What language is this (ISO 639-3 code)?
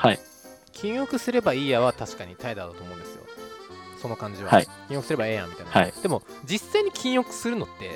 jpn